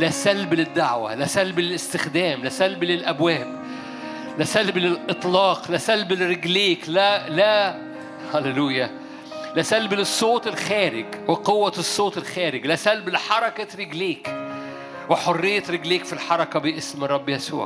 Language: Arabic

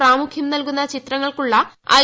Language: Malayalam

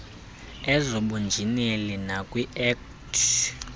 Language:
Xhosa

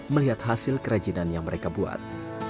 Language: Indonesian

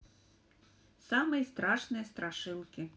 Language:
Russian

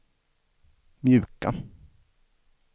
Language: Swedish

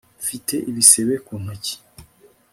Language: Kinyarwanda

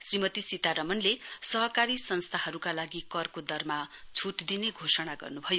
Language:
Nepali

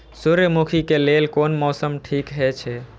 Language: Maithili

